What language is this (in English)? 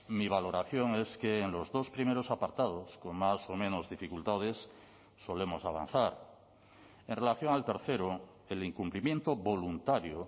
Spanish